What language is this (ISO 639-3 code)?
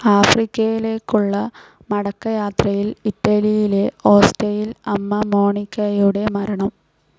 mal